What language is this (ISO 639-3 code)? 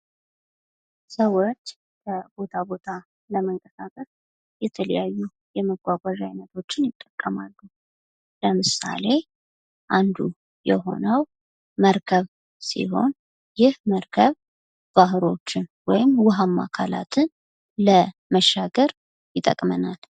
amh